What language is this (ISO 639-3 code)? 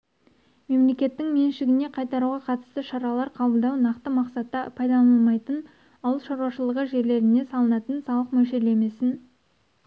kaz